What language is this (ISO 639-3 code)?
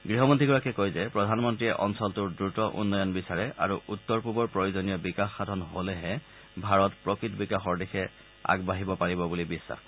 asm